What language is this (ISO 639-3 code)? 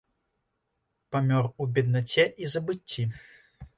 bel